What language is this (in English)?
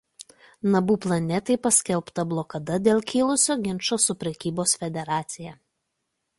Lithuanian